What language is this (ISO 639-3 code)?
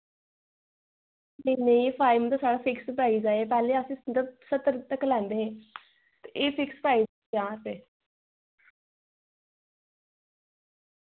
doi